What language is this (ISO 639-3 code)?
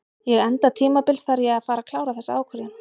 isl